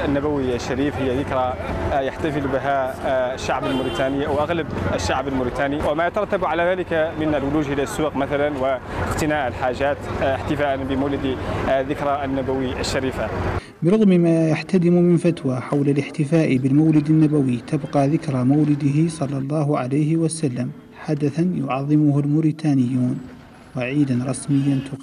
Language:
Arabic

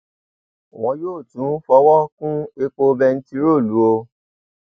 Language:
Yoruba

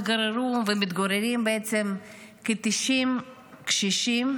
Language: Hebrew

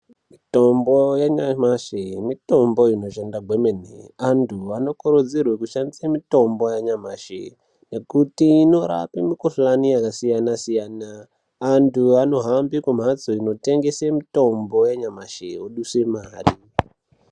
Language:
Ndau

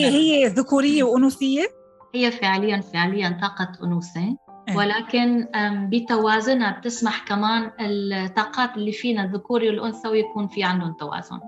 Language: Arabic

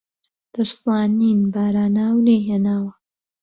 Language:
Central Kurdish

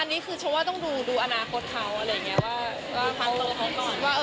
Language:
Thai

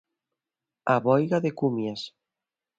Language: Galician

